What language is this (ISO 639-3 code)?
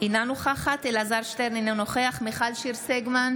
heb